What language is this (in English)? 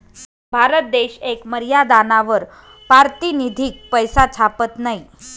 Marathi